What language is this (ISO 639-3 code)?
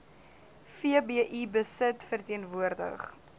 afr